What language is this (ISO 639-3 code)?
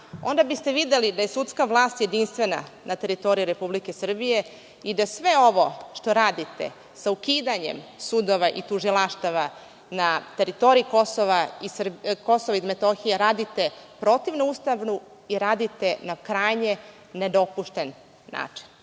srp